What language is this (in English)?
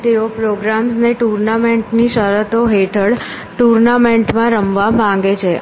Gujarati